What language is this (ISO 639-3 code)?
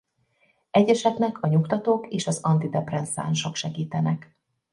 hun